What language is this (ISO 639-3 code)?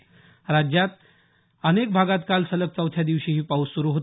mar